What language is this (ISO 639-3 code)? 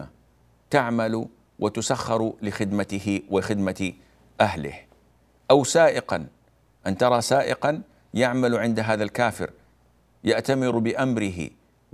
ara